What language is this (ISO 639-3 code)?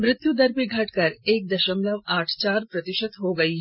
hin